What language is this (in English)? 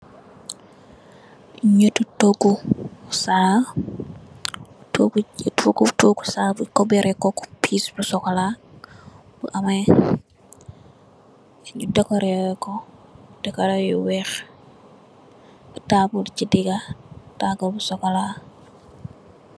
Wolof